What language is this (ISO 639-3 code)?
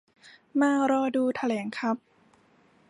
tha